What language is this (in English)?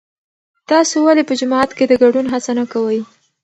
Pashto